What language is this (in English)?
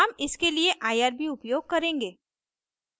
Hindi